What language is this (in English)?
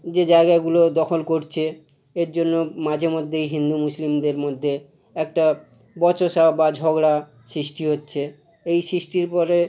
Bangla